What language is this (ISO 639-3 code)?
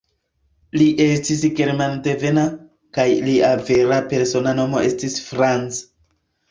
epo